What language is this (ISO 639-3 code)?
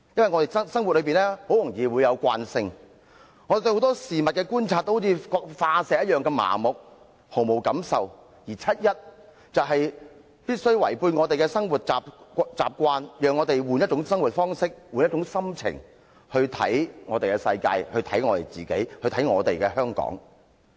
yue